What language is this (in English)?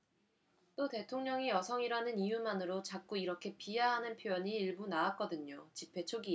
Korean